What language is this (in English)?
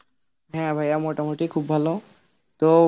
Bangla